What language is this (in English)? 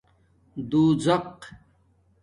Domaaki